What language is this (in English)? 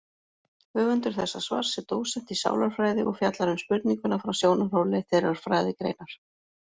Icelandic